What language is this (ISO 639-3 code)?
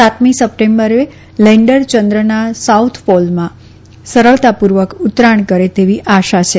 guj